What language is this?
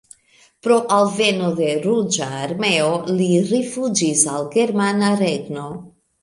Esperanto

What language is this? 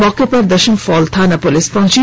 Hindi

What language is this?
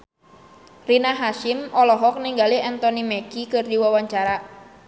Sundanese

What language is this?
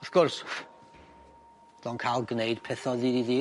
Welsh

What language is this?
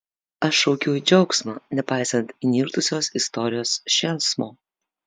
Lithuanian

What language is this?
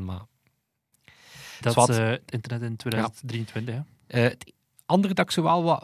Dutch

